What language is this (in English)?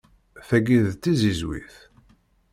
Kabyle